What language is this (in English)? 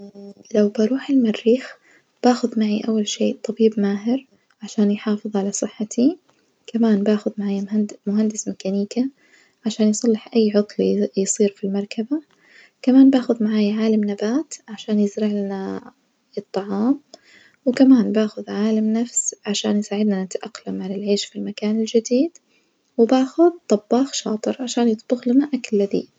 Najdi Arabic